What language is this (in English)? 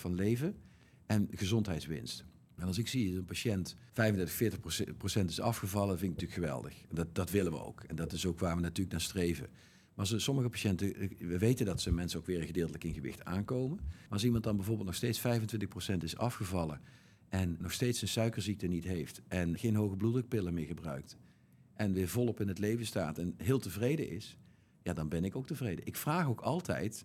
Dutch